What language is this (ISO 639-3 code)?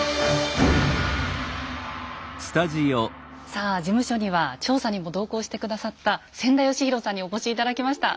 jpn